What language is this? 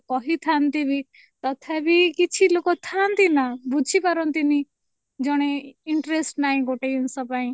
Odia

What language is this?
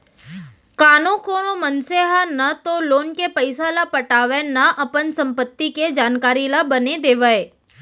Chhattisgarhi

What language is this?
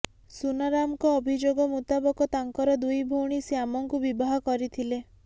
Odia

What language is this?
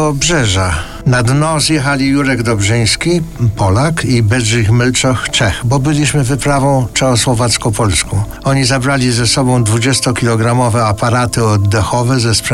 Polish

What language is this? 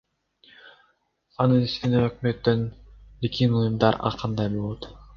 Kyrgyz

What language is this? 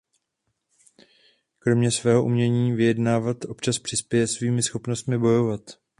Czech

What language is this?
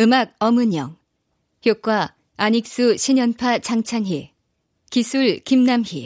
Korean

